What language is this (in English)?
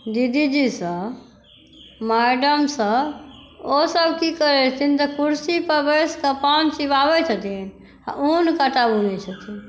Maithili